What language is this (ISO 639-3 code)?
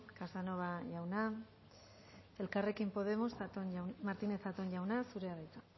eus